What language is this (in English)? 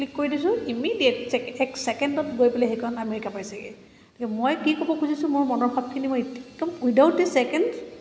Assamese